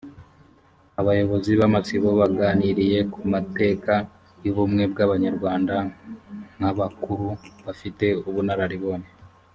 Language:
Kinyarwanda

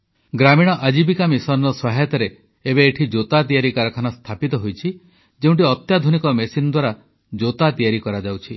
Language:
Odia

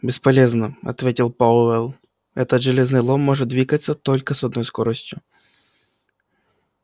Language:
Russian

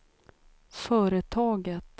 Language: Swedish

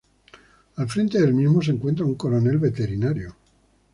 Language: Spanish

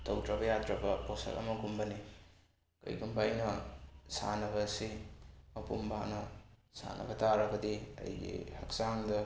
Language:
Manipuri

